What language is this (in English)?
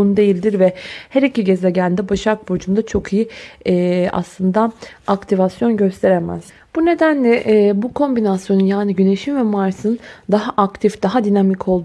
Turkish